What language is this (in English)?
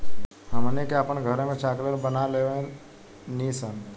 Bhojpuri